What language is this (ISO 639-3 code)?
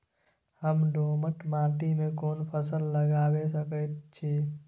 mai